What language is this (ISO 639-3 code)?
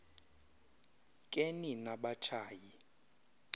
xho